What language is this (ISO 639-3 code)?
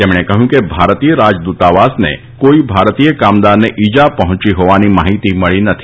guj